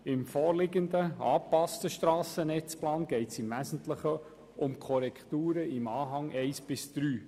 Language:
Swiss German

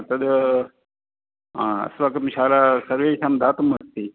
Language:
Sanskrit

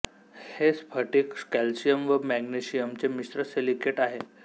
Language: Marathi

